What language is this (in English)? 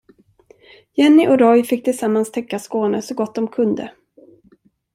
Swedish